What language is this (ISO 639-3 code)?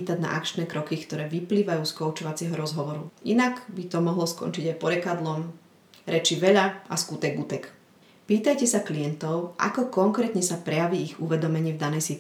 slk